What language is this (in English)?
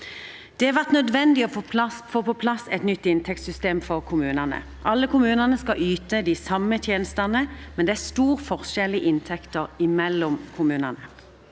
Norwegian